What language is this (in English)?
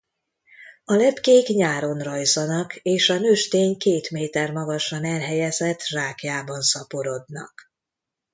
Hungarian